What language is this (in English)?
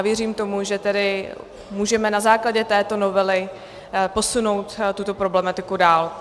Czech